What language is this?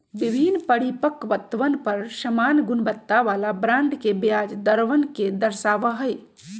Magahi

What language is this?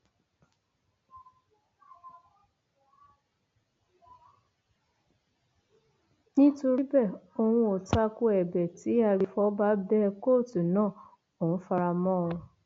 Yoruba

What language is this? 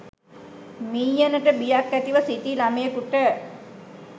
Sinhala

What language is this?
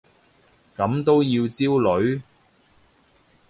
Cantonese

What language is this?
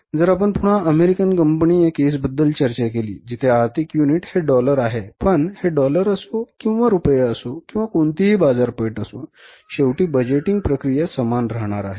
Marathi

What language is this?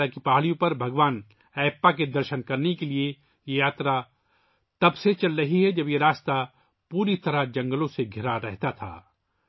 Urdu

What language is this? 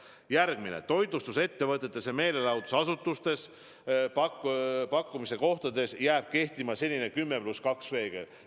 Estonian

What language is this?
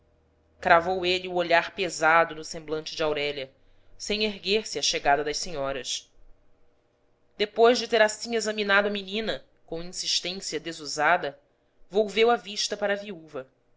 Portuguese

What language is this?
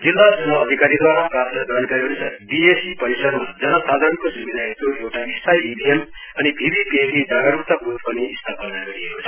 Nepali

